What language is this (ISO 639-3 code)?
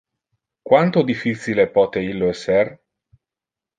ina